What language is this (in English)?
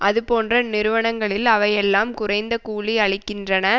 Tamil